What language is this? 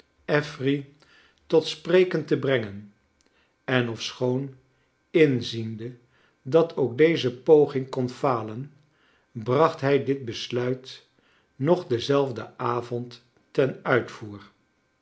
Dutch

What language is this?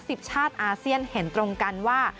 Thai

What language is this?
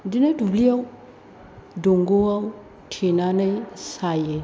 Bodo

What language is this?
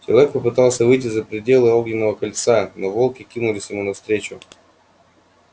Russian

